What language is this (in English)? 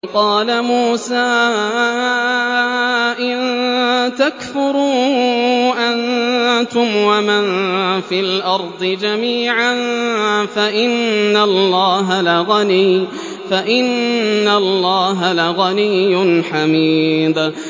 Arabic